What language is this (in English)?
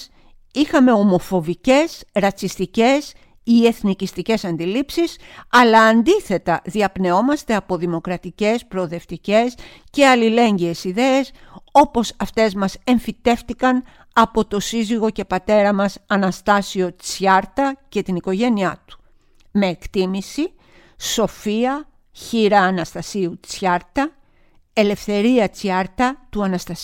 Greek